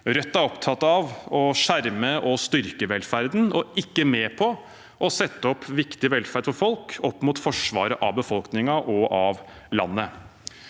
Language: Norwegian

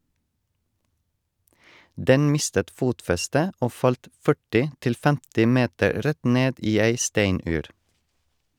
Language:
Norwegian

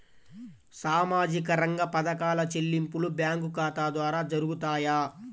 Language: Telugu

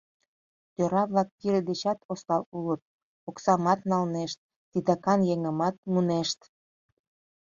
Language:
Mari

